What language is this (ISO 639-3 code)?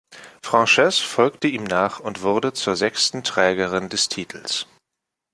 deu